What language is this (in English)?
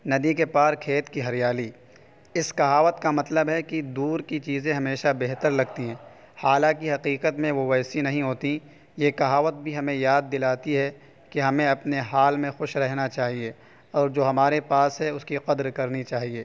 Urdu